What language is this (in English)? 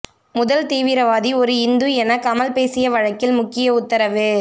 Tamil